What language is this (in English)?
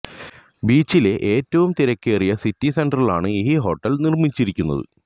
Malayalam